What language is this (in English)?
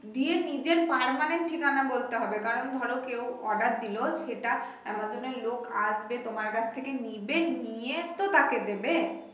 Bangla